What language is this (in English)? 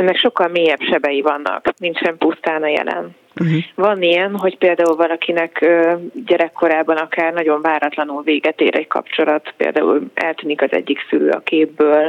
Hungarian